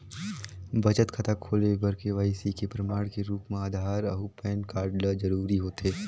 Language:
Chhattisgarhi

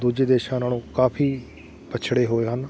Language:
Punjabi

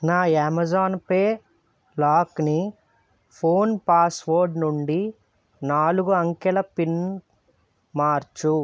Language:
Telugu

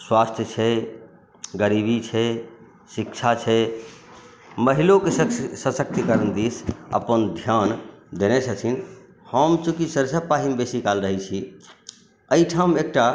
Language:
Maithili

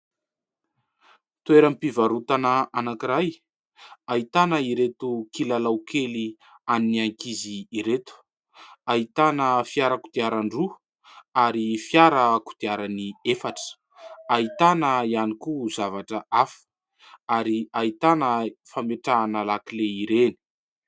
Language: Malagasy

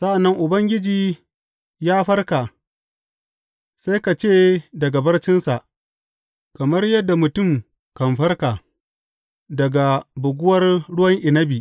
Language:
Hausa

